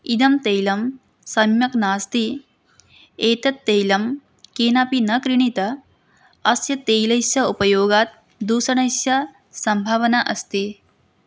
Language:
Sanskrit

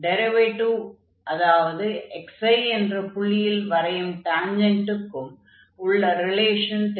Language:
Tamil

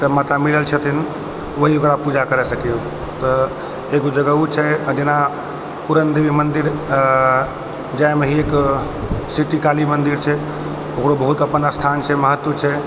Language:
Maithili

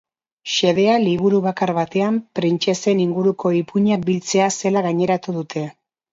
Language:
Basque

